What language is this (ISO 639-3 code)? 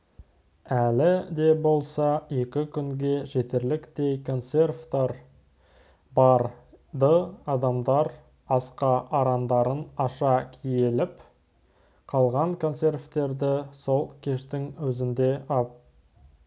kaz